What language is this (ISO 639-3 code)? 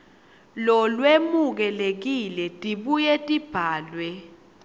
ssw